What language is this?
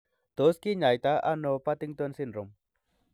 Kalenjin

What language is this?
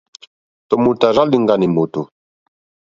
Mokpwe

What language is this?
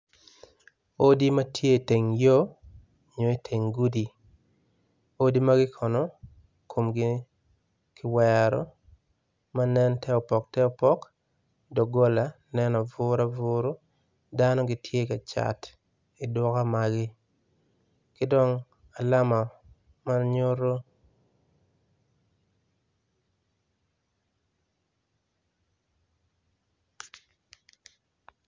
Acoli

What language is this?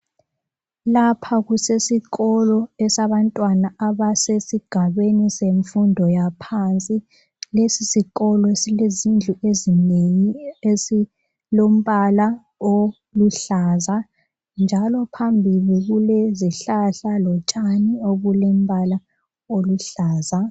North Ndebele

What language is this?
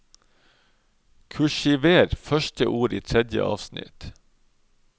Norwegian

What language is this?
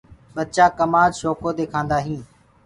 Gurgula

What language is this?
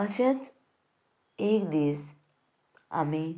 Konkani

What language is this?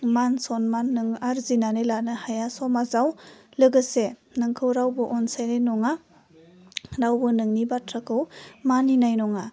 Bodo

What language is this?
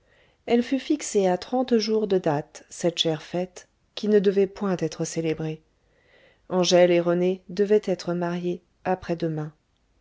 French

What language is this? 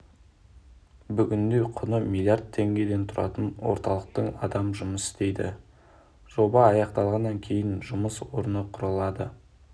Kazakh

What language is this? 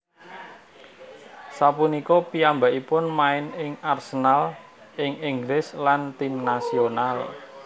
Javanese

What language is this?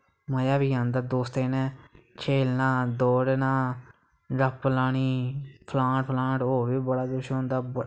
Dogri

